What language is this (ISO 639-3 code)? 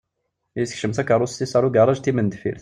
kab